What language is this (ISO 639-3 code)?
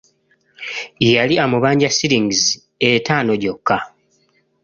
lug